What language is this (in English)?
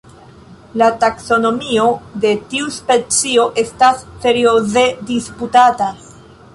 Esperanto